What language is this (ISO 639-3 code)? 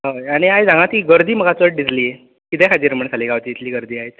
kok